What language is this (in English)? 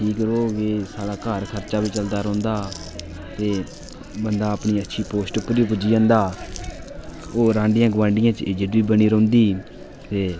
Dogri